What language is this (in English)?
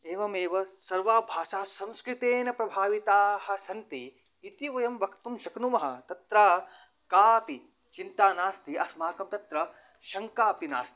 Sanskrit